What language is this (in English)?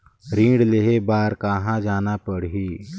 Chhattisgarhi